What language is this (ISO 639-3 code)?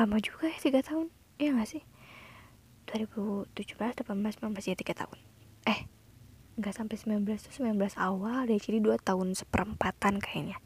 ind